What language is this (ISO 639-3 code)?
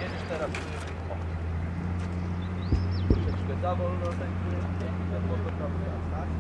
pol